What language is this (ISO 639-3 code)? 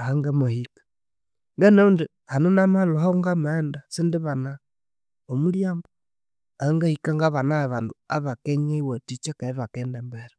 koo